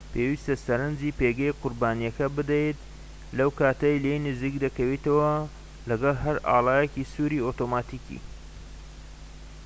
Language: Central Kurdish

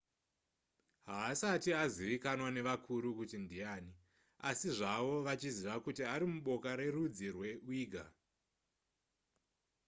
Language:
Shona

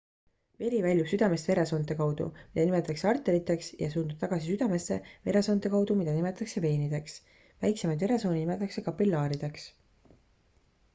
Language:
Estonian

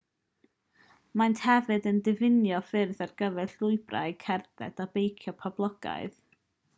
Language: Welsh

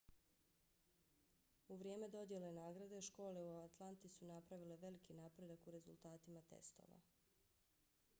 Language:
Bosnian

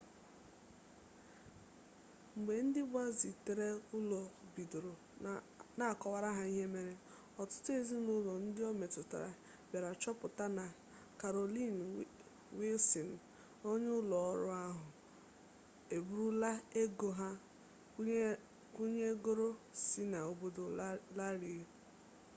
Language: Igbo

